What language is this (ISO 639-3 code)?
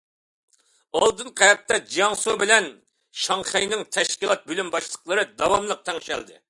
uig